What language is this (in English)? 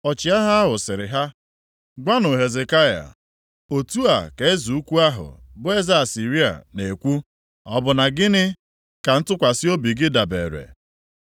Igbo